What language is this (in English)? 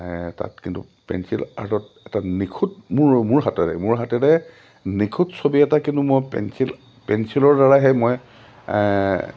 Assamese